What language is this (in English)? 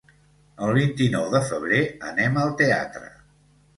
Catalan